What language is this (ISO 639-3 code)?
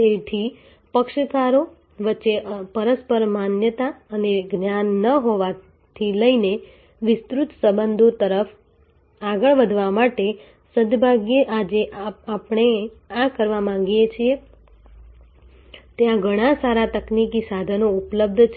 guj